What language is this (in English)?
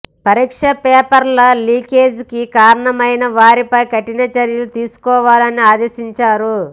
Telugu